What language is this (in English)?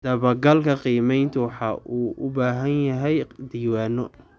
Somali